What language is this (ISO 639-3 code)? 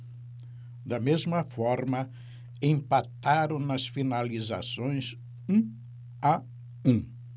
por